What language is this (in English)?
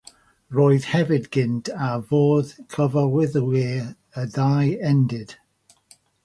Welsh